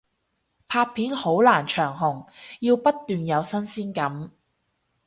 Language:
Cantonese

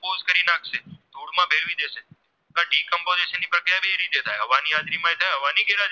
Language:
Gujarati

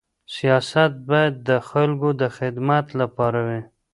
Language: Pashto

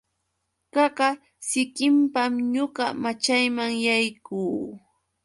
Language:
Yauyos Quechua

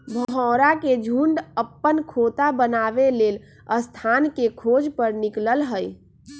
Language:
Magahi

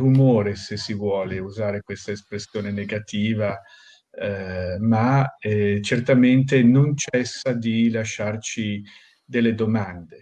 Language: Italian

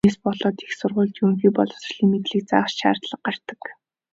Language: Mongolian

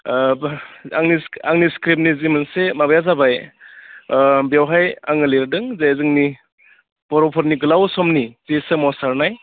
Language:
Bodo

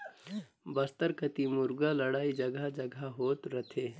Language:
Chhattisgarhi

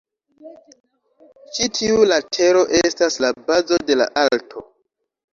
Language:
Esperanto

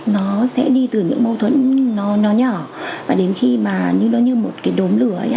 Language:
Vietnamese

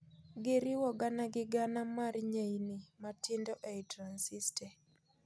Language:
Luo (Kenya and Tanzania)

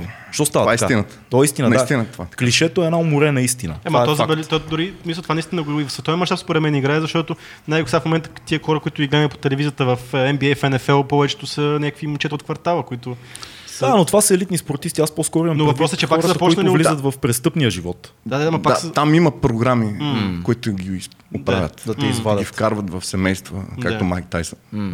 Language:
Bulgarian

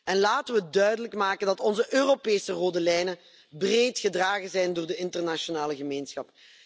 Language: Dutch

